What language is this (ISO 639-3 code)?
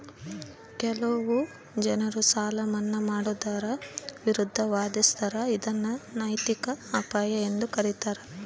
kan